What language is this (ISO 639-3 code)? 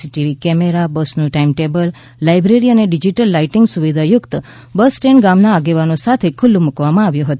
guj